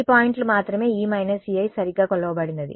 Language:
Telugu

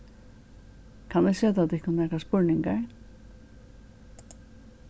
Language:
Faroese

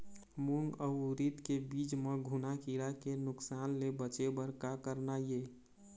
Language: Chhattisgarhi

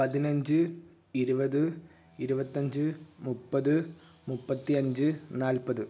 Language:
Malayalam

